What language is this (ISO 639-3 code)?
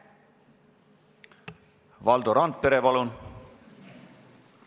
est